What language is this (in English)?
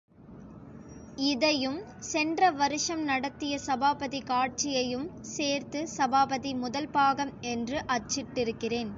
Tamil